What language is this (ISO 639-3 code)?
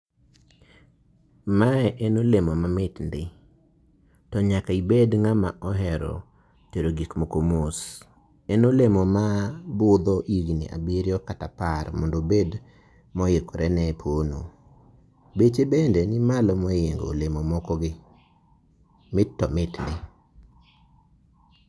luo